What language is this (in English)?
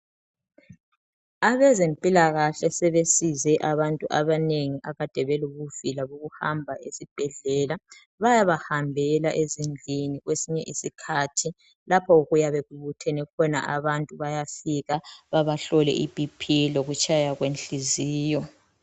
North Ndebele